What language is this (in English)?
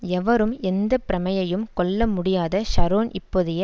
Tamil